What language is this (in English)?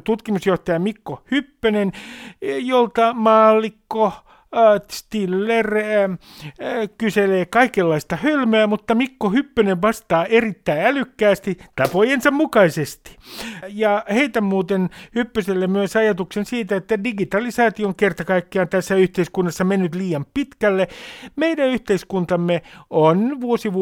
Finnish